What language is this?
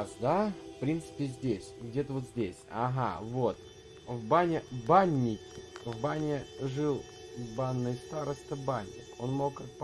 Russian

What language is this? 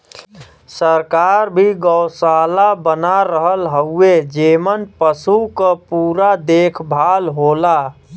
Bhojpuri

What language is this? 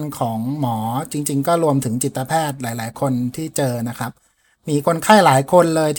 Thai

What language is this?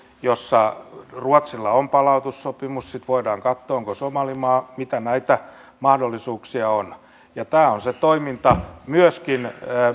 Finnish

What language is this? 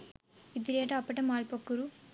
Sinhala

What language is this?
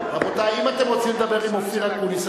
Hebrew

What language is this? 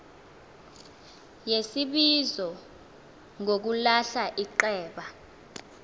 Xhosa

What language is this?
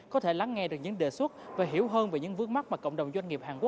Vietnamese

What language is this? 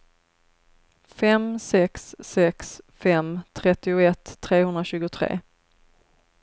Swedish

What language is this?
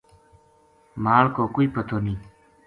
Gujari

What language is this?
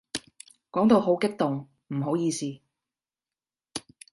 Cantonese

